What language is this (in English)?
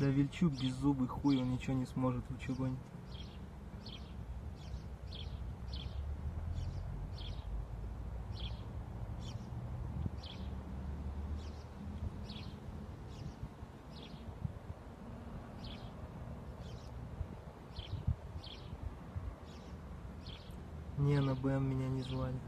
Russian